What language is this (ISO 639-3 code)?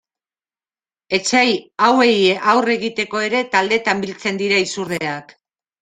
eus